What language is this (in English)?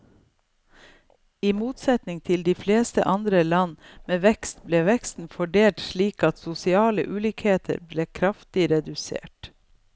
Norwegian